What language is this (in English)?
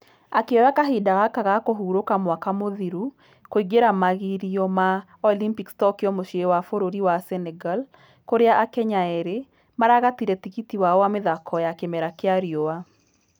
Kikuyu